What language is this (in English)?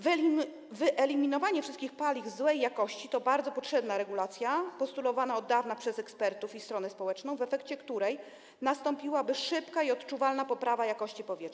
Polish